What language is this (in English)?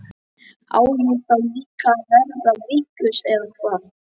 Icelandic